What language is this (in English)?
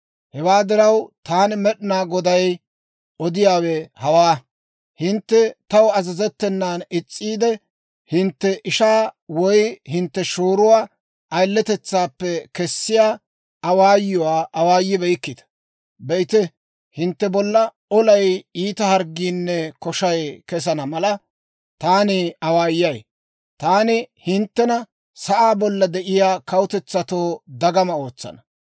Dawro